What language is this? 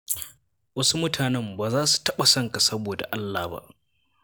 Hausa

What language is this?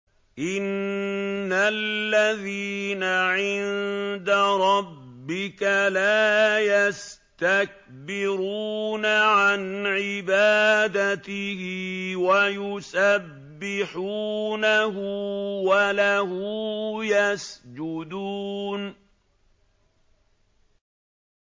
Arabic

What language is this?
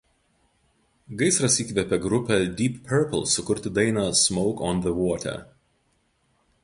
Lithuanian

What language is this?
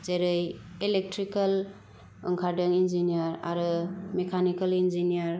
Bodo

